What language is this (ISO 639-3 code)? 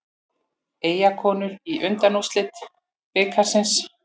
isl